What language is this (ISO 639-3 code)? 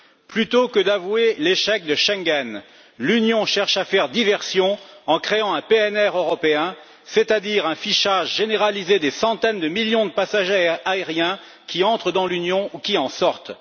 fra